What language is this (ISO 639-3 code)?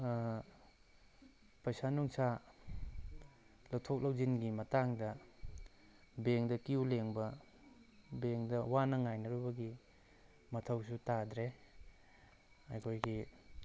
mni